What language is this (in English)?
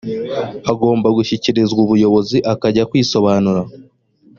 Kinyarwanda